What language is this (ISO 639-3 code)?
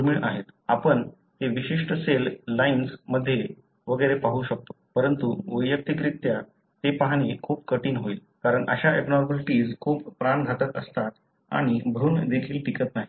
mar